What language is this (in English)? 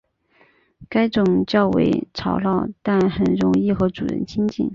Chinese